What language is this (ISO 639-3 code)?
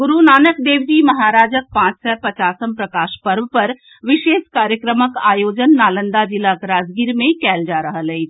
mai